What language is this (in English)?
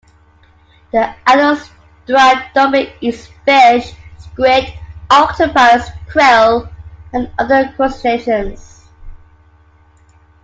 English